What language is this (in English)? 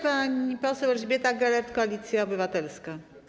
Polish